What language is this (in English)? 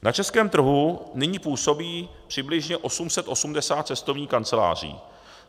Czech